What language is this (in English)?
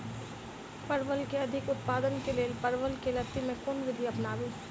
Maithili